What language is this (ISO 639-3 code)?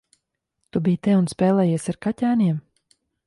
lav